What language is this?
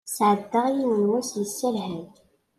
Kabyle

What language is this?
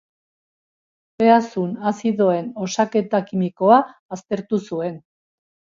Basque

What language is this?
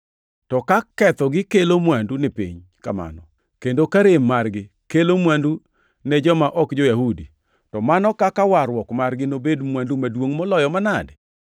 Luo (Kenya and Tanzania)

